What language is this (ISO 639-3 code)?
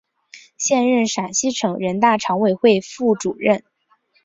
zho